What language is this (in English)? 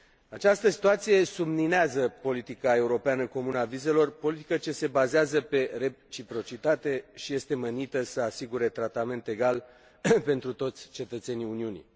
Romanian